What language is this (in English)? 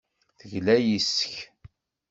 Kabyle